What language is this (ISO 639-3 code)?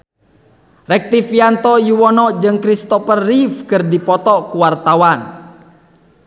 sun